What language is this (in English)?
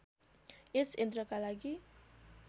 Nepali